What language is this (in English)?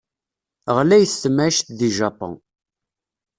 Kabyle